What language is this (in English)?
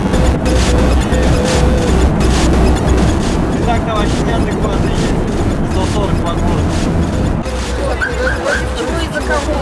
Russian